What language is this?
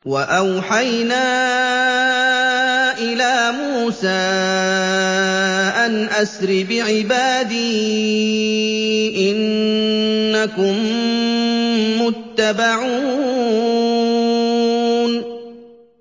Arabic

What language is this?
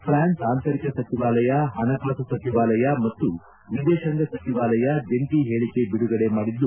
Kannada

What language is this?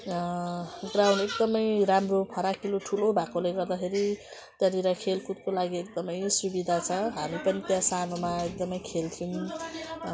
Nepali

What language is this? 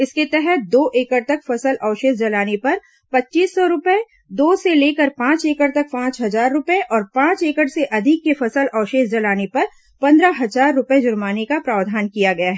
Hindi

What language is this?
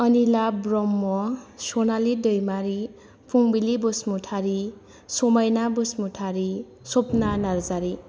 Bodo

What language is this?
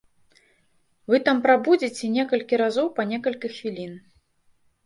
Belarusian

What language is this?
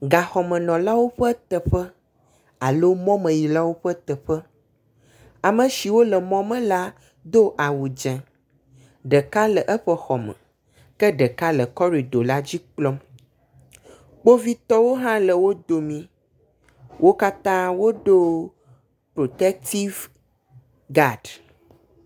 Ewe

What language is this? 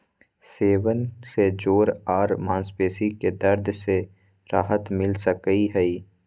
Magahi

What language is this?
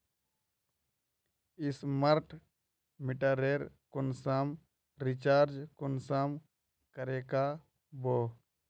Magahi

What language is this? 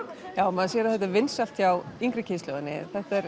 Icelandic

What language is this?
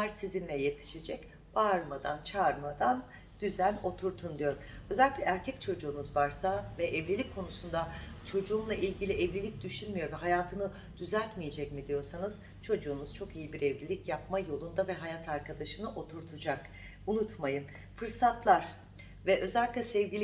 Turkish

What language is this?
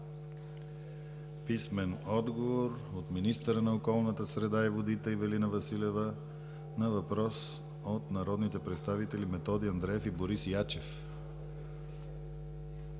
Bulgarian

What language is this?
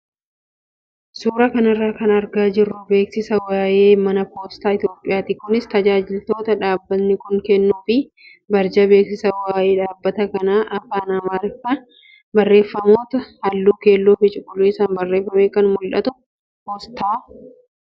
Oromo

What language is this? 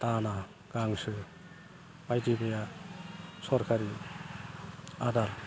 Bodo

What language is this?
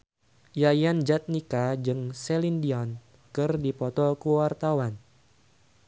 Sundanese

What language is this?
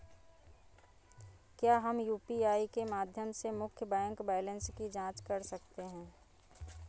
Hindi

